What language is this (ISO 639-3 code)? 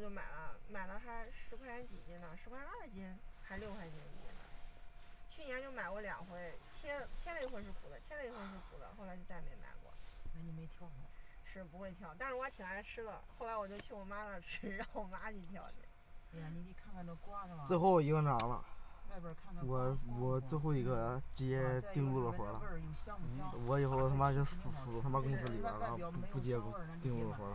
zho